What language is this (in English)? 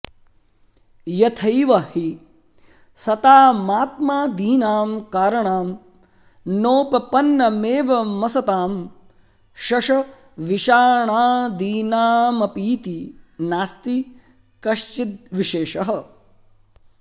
Sanskrit